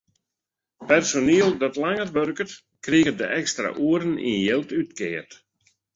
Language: Western Frisian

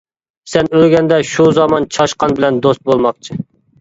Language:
Uyghur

